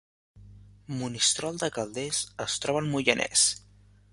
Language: Catalan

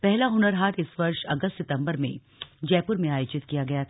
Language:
Hindi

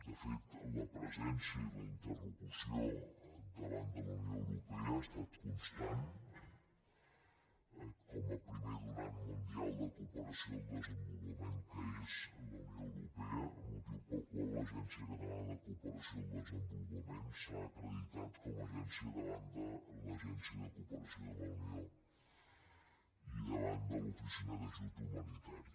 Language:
Catalan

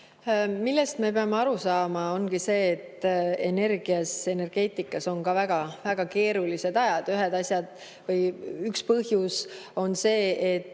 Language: Estonian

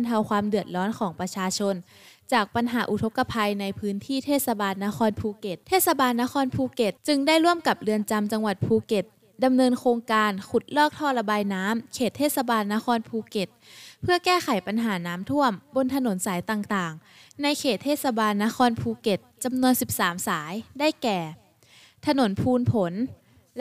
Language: Thai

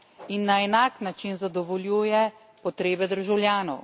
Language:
Slovenian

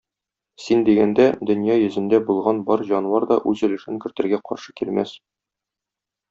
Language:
Tatar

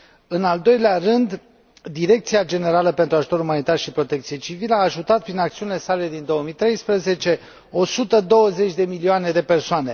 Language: Romanian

